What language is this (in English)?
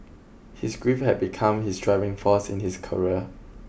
English